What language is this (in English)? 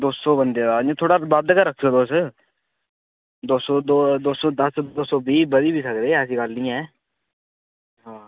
Dogri